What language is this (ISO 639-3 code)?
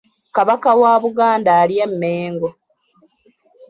lug